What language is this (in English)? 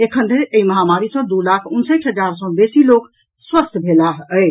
Maithili